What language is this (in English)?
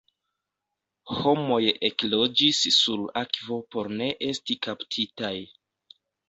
Esperanto